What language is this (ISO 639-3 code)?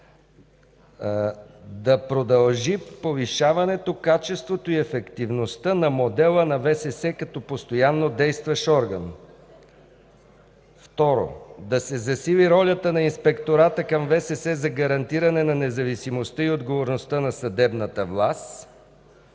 bul